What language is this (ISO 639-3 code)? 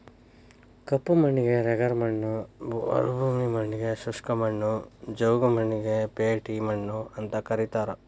kan